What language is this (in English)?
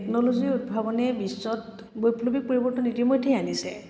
Assamese